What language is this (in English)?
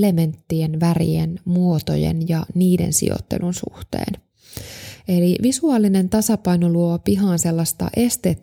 Finnish